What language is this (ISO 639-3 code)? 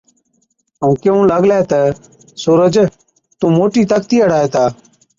odk